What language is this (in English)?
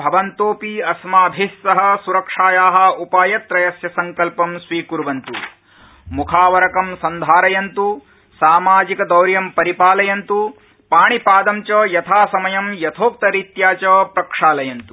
Sanskrit